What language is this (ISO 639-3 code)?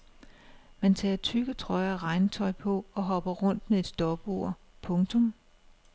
dan